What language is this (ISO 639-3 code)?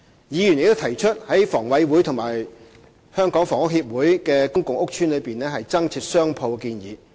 yue